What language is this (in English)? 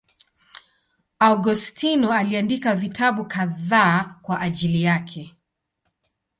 Swahili